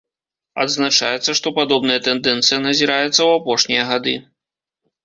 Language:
Belarusian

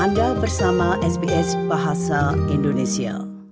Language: Indonesian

